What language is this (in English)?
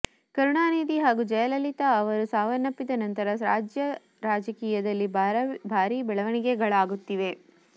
Kannada